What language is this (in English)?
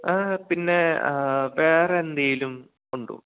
Malayalam